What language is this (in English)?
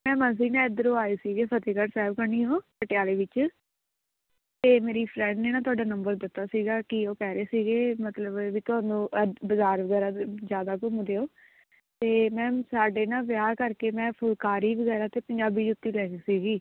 Punjabi